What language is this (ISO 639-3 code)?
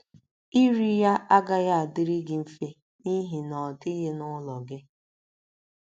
ibo